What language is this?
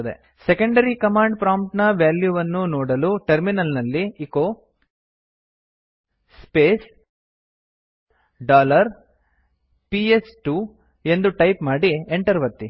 Kannada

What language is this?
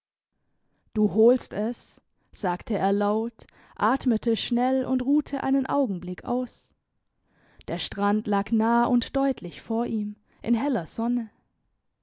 German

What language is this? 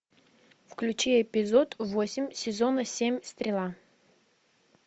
Russian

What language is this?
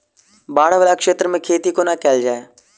Maithili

